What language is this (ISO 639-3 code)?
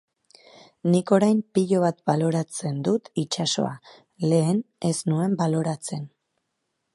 eus